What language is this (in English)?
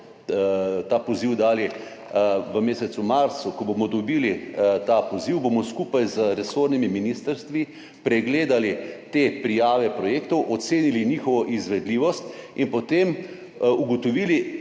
Slovenian